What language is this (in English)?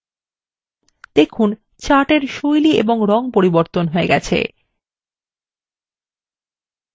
Bangla